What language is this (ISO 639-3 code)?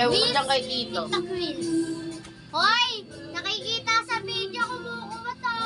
tha